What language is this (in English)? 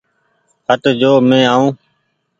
Goaria